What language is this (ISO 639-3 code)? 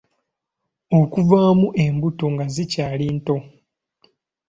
lug